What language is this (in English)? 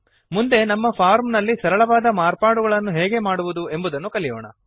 Kannada